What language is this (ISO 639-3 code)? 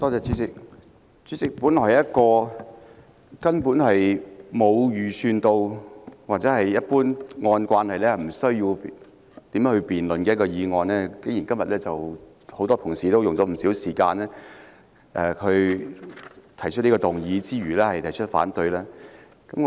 yue